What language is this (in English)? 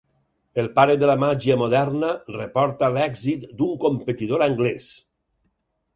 Catalan